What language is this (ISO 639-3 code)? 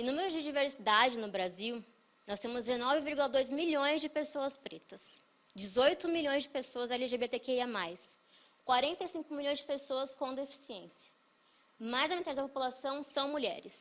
por